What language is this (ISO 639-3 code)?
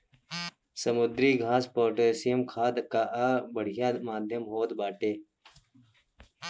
bho